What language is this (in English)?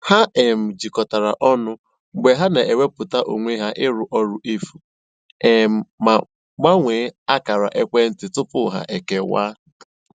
Igbo